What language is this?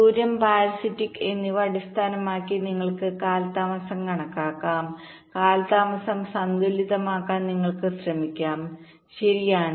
Malayalam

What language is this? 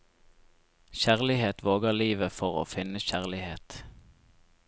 Norwegian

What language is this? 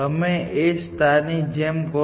Gujarati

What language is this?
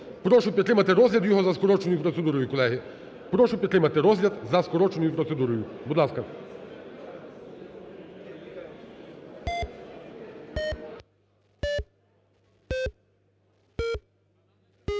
Ukrainian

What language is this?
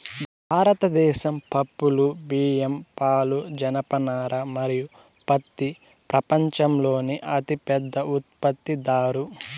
Telugu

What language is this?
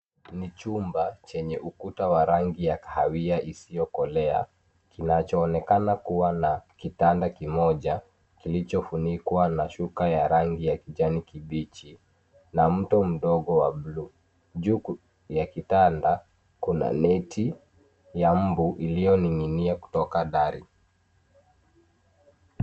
Swahili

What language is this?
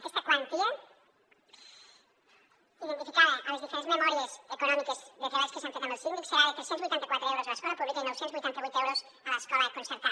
Catalan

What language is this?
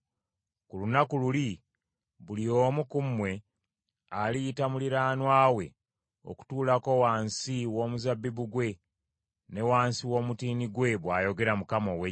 Ganda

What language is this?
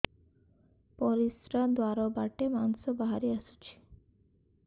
Odia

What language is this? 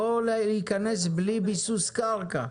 Hebrew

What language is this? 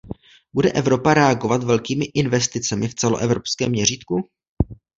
Czech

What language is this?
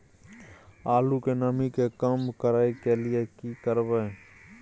Maithili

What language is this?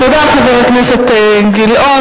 Hebrew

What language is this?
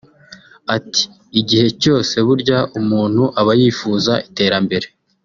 Kinyarwanda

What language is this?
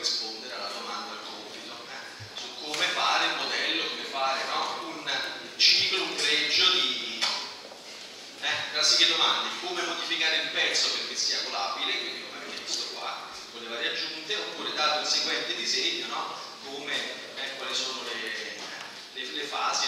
Italian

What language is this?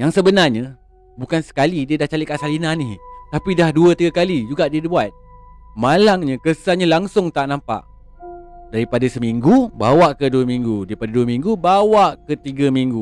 Malay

